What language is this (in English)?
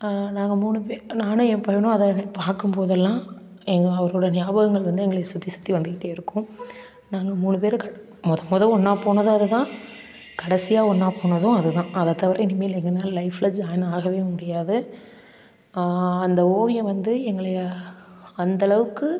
Tamil